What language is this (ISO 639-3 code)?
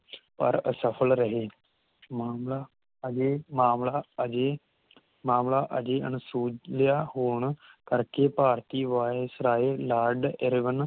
pan